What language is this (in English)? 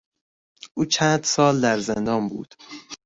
Persian